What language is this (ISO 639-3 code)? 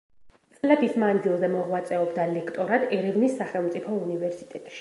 kat